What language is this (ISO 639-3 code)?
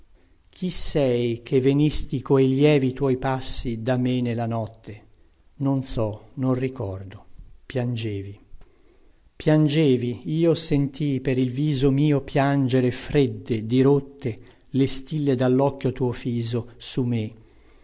ita